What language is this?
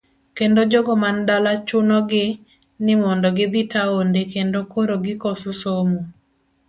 Luo (Kenya and Tanzania)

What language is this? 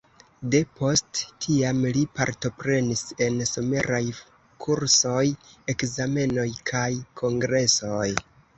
Esperanto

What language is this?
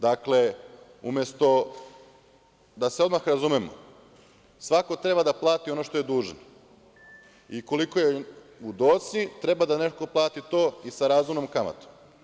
Serbian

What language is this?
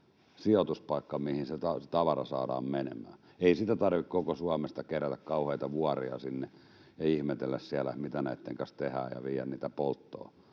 Finnish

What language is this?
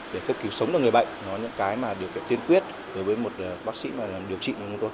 Vietnamese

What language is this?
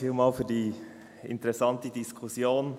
Swiss German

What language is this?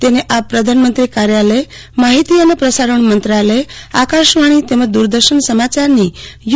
Gujarati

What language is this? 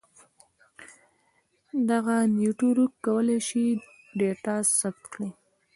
Pashto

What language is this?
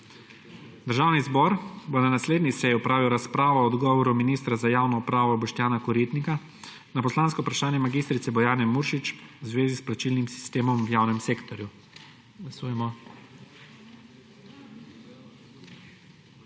Slovenian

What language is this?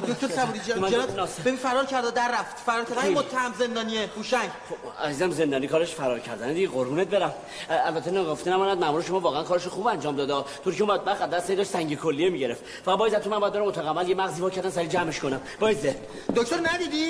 Persian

